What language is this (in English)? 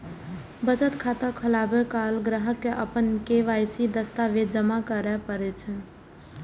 Maithili